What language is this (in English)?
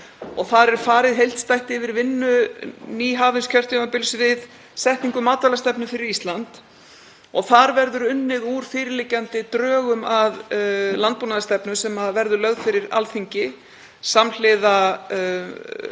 Icelandic